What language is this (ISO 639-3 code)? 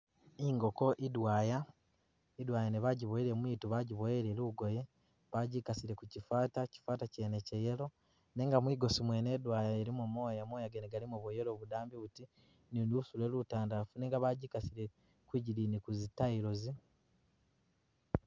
myx